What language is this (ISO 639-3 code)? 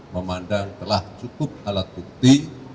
ind